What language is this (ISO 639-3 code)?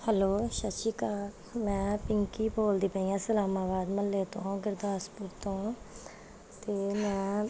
pan